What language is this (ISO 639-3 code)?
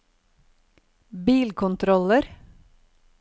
nor